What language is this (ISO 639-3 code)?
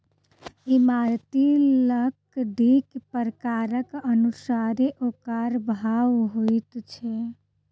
mai